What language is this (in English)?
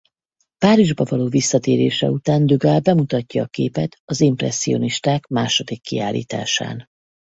Hungarian